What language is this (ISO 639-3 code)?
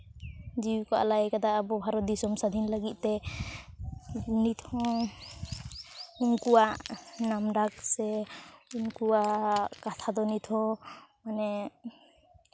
sat